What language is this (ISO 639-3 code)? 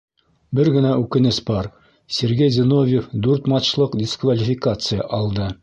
bak